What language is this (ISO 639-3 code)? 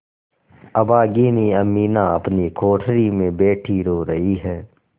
hin